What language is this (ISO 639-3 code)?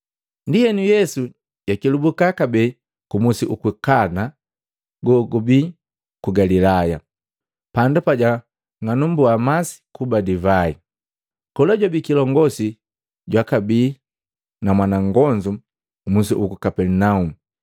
mgv